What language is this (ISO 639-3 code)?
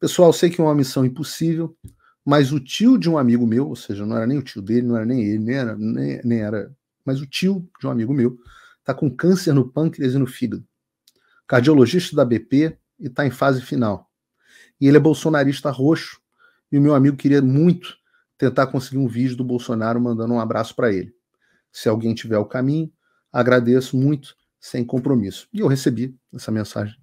por